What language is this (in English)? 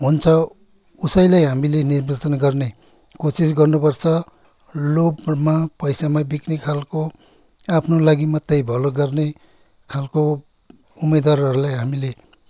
Nepali